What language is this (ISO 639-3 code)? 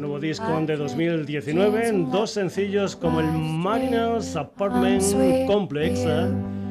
spa